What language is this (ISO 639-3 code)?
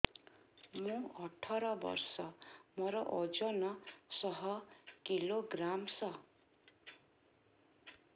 ori